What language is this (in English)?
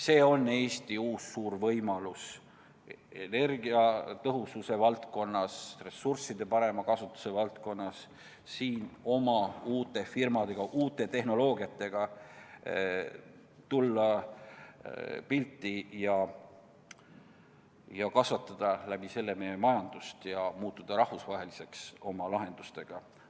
Estonian